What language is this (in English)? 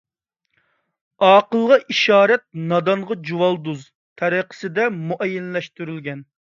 Uyghur